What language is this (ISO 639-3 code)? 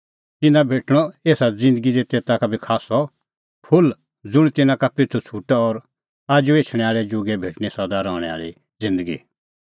kfx